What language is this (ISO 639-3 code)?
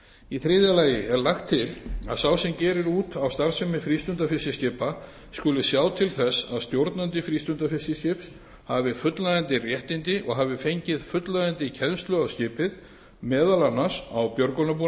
isl